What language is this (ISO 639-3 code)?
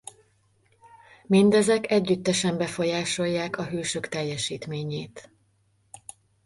hun